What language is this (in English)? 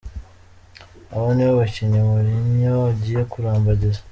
Kinyarwanda